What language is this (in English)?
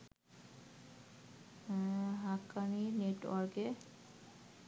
Bangla